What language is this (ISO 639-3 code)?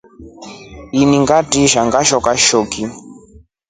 rof